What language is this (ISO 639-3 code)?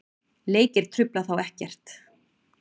isl